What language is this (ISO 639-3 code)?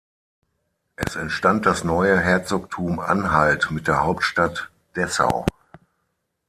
deu